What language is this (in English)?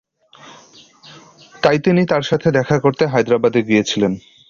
Bangla